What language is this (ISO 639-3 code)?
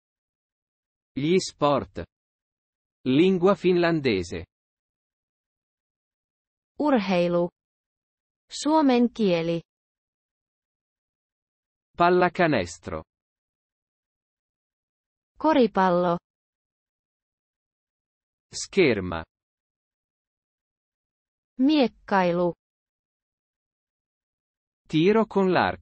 ita